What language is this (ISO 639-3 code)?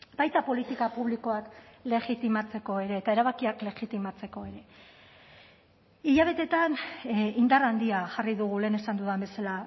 eus